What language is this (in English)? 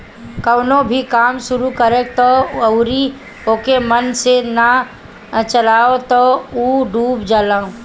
Bhojpuri